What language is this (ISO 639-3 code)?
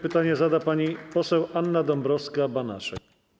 pol